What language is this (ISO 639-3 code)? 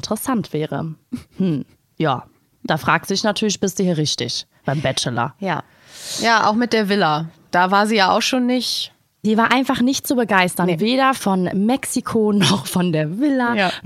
deu